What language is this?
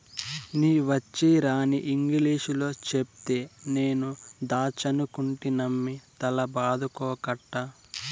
Telugu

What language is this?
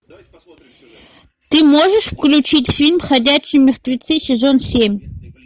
Russian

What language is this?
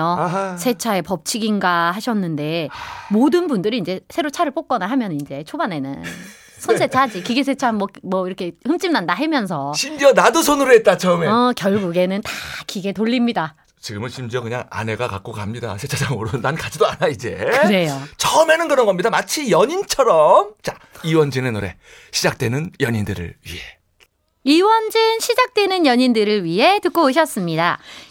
Korean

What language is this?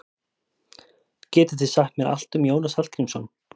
Icelandic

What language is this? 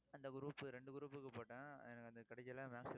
Tamil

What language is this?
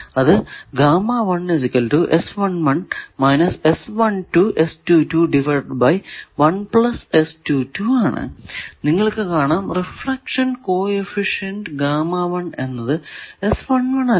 Malayalam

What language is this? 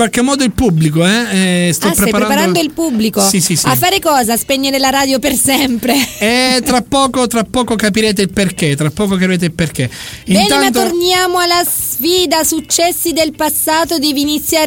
Italian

